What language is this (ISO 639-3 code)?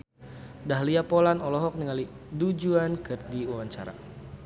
sun